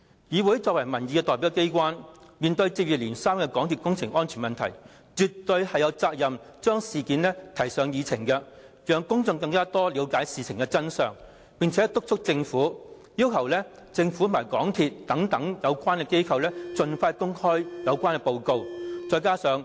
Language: Cantonese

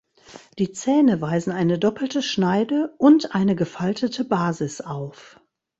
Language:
German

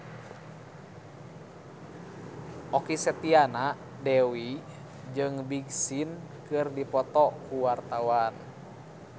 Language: Sundanese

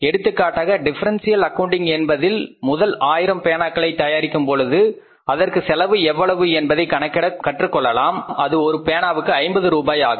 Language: Tamil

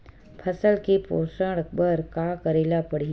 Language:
Chhattisgarhi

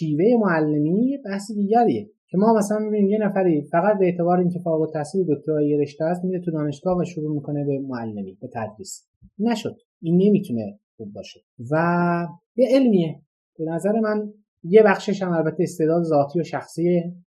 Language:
Persian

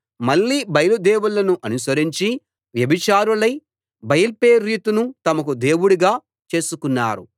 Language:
Telugu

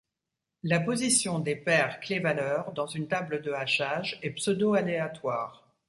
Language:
French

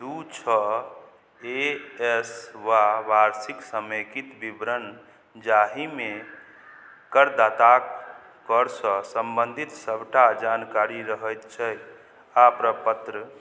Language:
Maithili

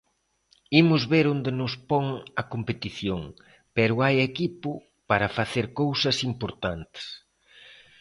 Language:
Galician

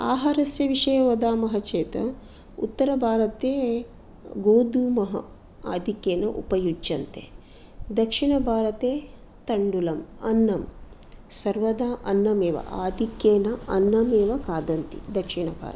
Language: Sanskrit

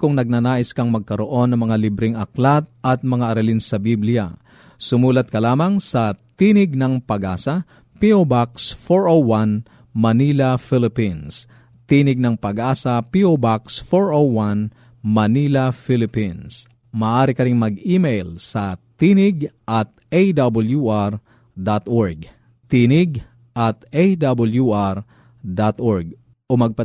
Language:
Filipino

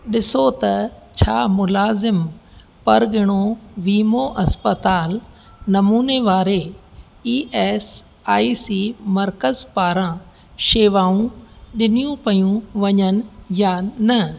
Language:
Sindhi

